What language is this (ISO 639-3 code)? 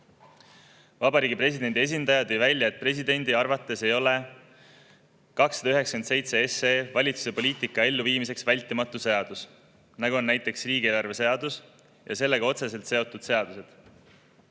est